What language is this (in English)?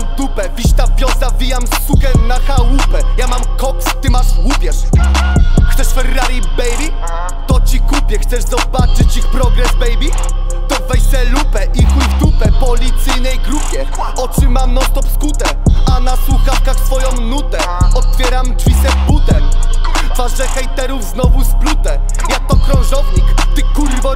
Bulgarian